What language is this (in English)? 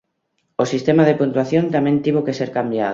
Galician